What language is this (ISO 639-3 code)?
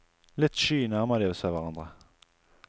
nor